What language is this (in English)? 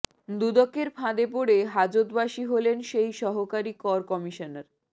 Bangla